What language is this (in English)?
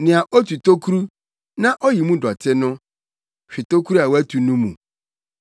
Akan